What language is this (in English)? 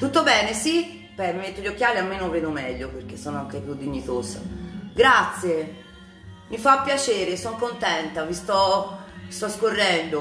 Italian